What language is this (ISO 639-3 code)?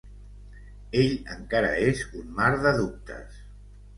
cat